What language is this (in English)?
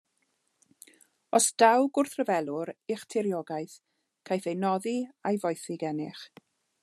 Welsh